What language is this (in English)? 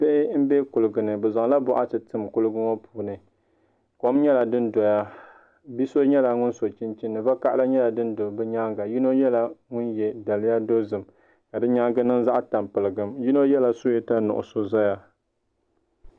Dagbani